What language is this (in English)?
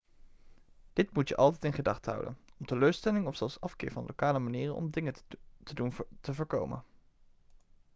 Dutch